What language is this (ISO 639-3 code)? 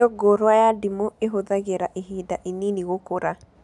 kik